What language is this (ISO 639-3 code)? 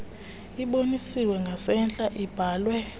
xho